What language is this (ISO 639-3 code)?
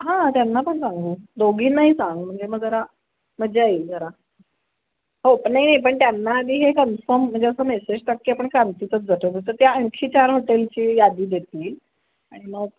mar